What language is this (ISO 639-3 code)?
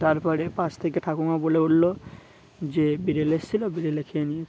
ben